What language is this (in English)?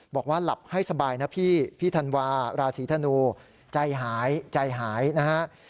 Thai